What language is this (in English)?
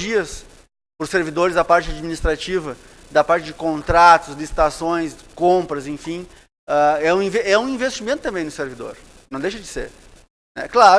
Portuguese